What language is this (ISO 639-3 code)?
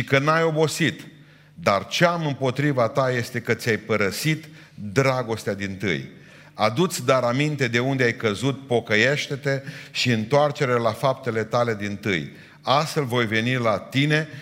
ron